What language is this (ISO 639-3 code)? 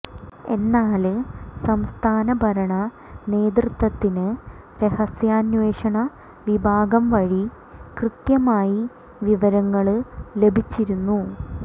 mal